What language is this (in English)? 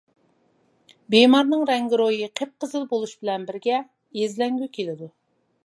Uyghur